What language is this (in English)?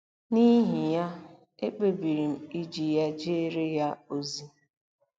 Igbo